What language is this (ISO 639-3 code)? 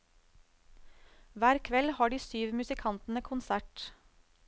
nor